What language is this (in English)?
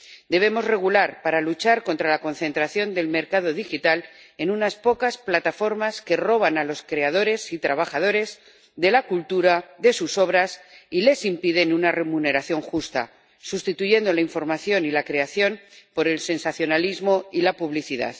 Spanish